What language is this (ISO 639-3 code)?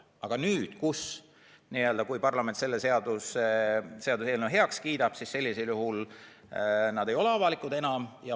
est